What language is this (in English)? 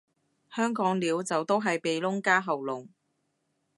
Cantonese